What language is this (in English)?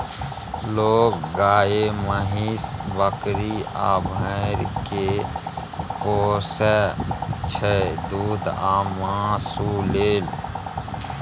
Maithili